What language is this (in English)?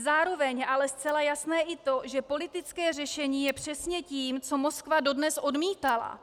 Czech